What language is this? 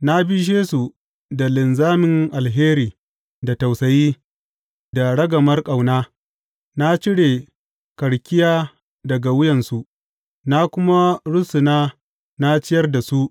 Hausa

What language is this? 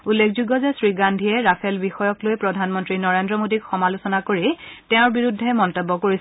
Assamese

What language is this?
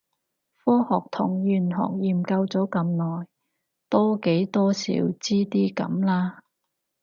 Cantonese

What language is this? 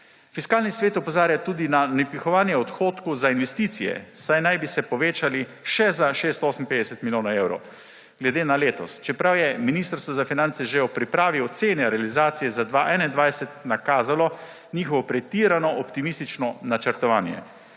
Slovenian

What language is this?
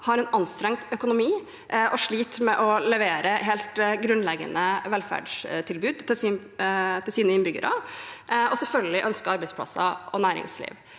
Norwegian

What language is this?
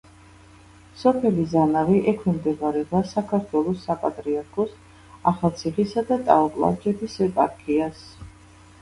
Georgian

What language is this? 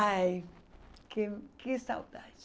Portuguese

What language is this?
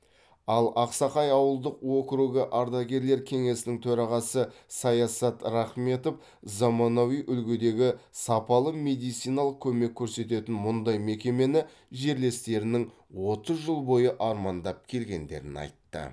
Kazakh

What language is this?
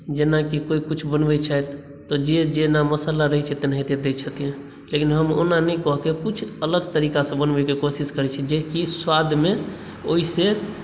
Maithili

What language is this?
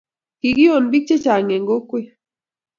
Kalenjin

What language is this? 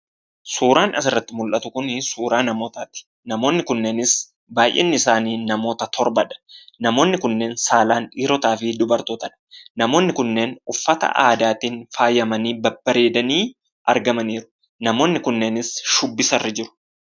Oromo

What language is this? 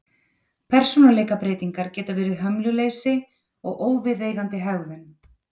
Icelandic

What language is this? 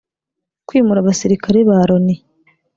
Kinyarwanda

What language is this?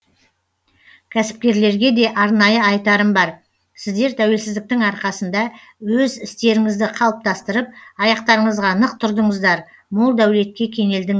Kazakh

